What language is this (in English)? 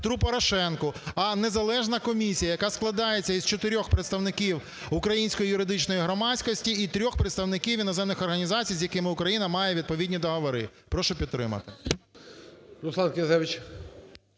Ukrainian